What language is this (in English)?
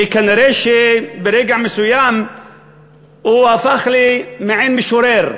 Hebrew